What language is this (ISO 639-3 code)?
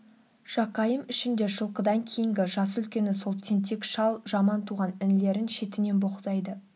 kaz